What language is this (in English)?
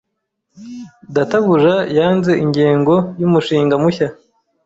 Kinyarwanda